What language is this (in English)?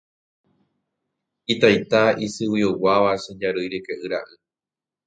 Guarani